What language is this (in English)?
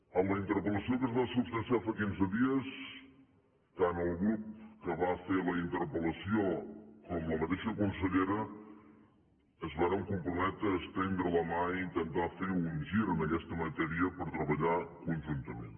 Catalan